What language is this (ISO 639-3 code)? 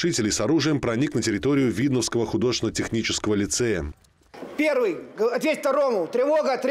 rus